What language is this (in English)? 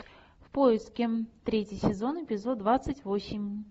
Russian